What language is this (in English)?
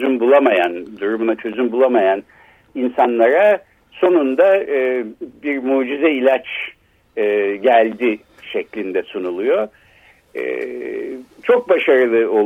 Turkish